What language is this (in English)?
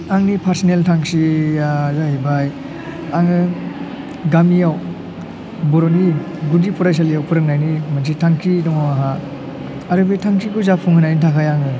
Bodo